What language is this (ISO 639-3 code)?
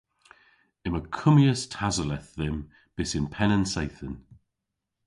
cor